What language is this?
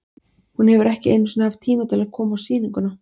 Icelandic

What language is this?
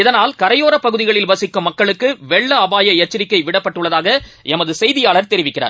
Tamil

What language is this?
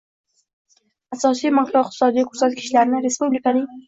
Uzbek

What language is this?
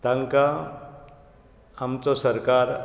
Konkani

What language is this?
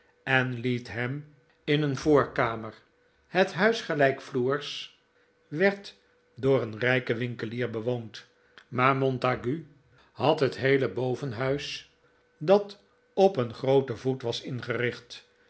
Dutch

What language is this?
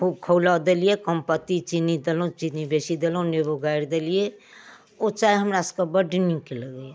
Maithili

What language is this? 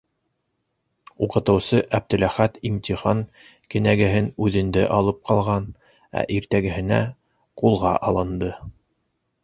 Bashkir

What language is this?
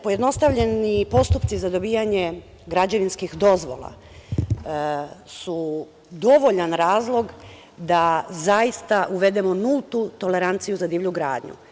Serbian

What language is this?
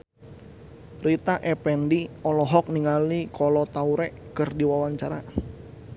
Sundanese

